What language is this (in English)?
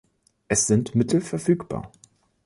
German